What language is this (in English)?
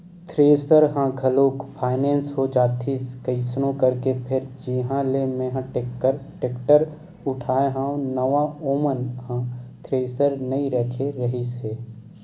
Chhattisgarhi